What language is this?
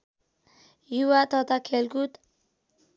Nepali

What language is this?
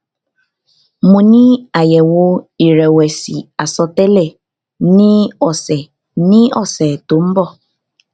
Yoruba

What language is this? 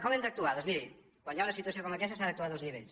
Catalan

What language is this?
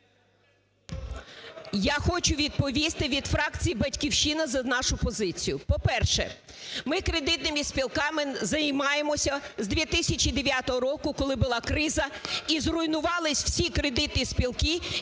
Ukrainian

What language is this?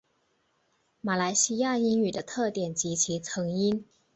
Chinese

